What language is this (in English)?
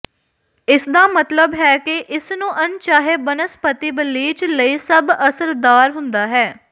Punjabi